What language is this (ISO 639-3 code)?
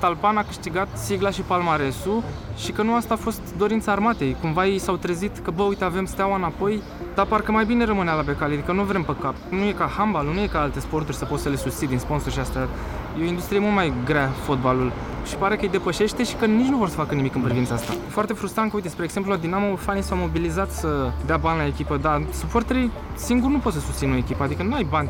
ron